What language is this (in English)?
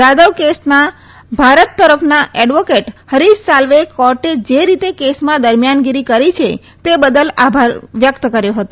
Gujarati